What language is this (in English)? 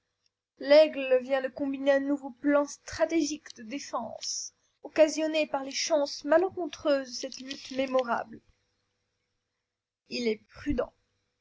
French